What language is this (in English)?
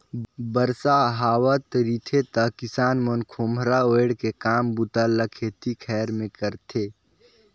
Chhattisgarhi